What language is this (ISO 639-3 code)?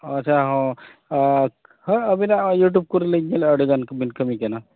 sat